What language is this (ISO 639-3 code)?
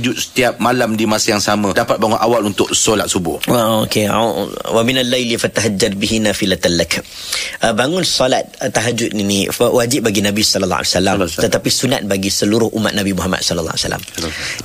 msa